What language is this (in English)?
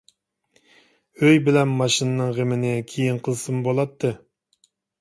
Uyghur